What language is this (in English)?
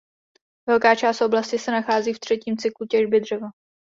Czech